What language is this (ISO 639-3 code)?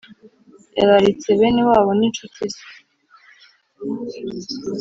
kin